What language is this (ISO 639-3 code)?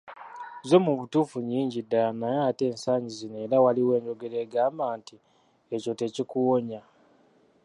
lug